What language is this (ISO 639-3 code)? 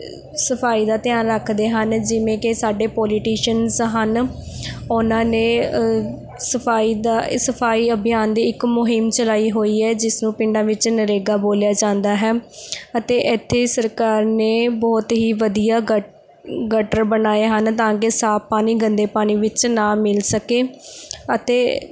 pan